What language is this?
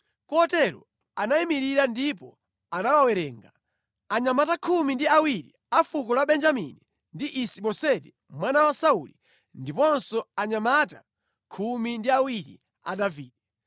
Nyanja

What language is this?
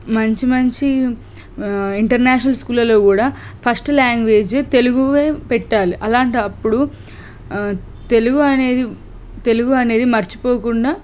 Telugu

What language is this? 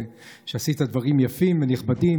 Hebrew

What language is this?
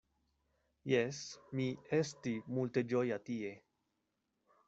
Esperanto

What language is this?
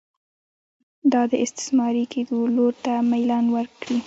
Pashto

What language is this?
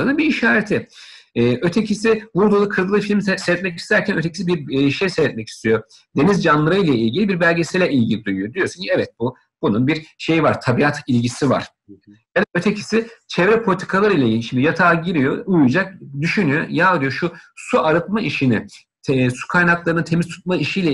Turkish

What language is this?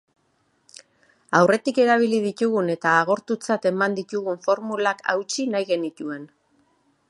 Basque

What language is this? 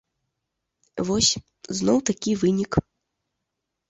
Belarusian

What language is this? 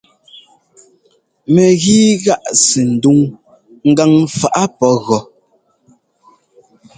Ngomba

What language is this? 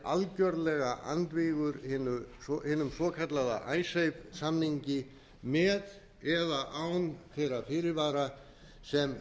Icelandic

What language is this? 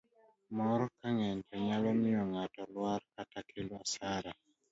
Luo (Kenya and Tanzania)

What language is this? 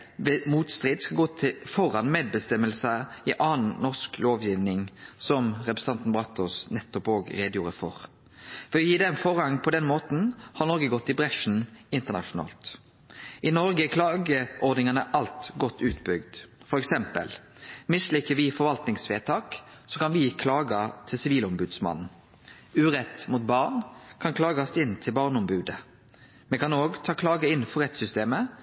Norwegian Nynorsk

